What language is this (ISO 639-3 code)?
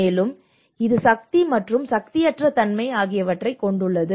tam